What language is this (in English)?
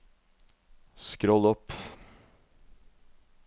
Norwegian